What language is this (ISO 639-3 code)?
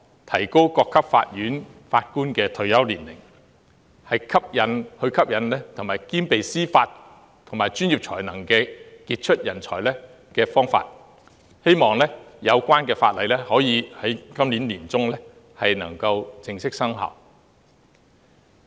yue